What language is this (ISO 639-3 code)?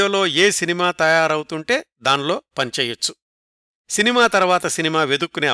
tel